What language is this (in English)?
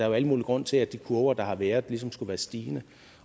Danish